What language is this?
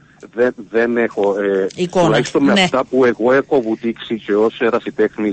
Greek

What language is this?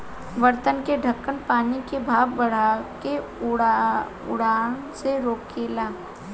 Bhojpuri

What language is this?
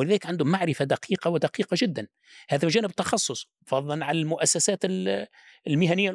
Arabic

